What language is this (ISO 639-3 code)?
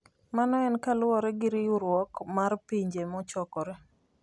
luo